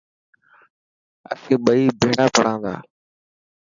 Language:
Dhatki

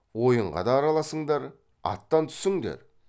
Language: Kazakh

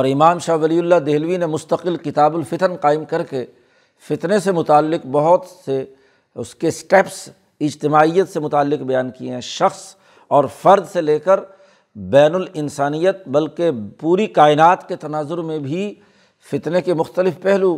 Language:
Urdu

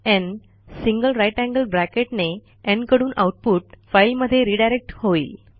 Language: Marathi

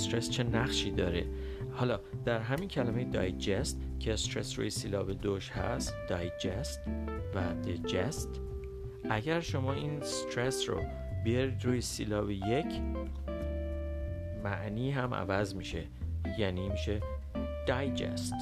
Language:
Persian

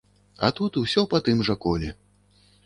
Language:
Belarusian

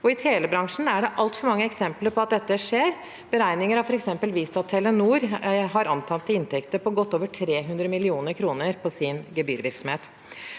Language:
Norwegian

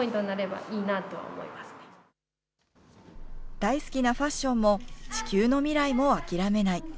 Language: Japanese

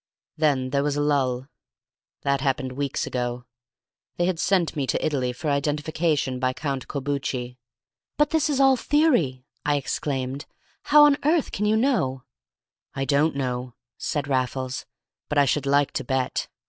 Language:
English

